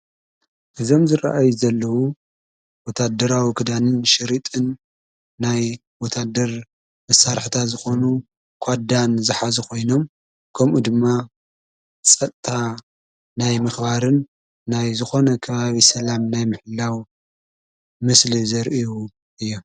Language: Tigrinya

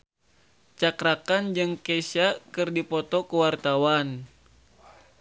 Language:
Sundanese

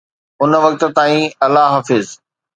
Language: Sindhi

